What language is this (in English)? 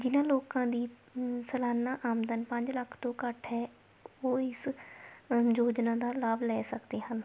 Punjabi